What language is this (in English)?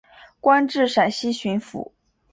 Chinese